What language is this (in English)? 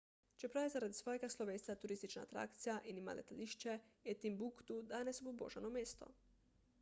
Slovenian